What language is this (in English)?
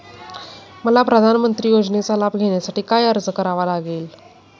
Marathi